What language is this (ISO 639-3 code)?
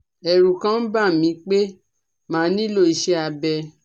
yor